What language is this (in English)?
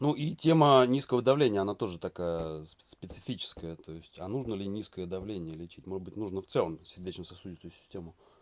Russian